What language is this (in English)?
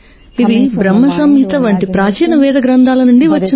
Telugu